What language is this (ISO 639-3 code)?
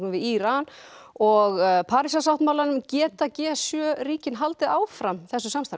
isl